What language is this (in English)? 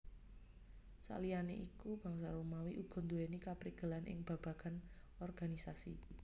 Javanese